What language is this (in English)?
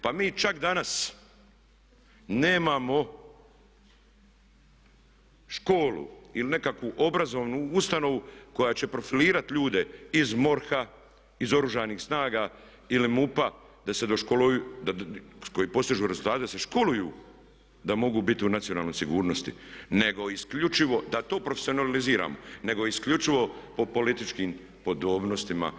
Croatian